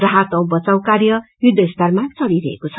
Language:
Nepali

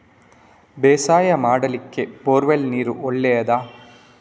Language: Kannada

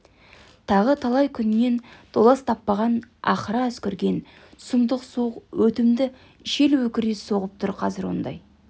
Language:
Kazakh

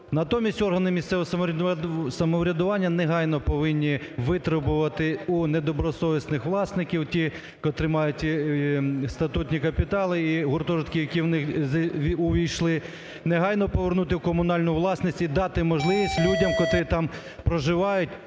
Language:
Ukrainian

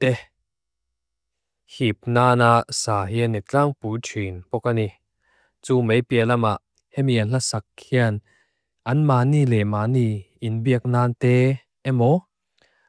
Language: Mizo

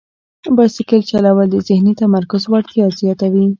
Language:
Pashto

